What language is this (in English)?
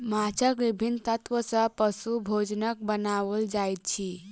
Maithili